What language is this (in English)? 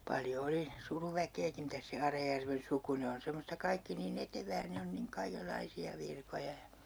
Finnish